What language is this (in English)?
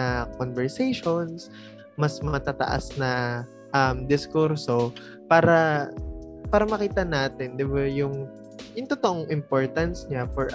Filipino